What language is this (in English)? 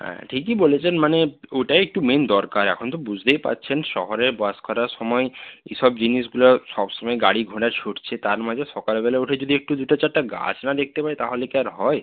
Bangla